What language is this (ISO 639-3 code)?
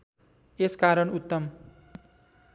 nep